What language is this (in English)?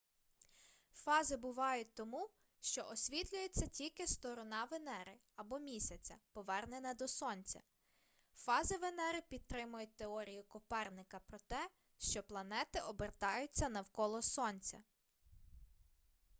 Ukrainian